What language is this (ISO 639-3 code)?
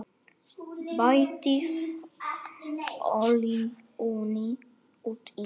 isl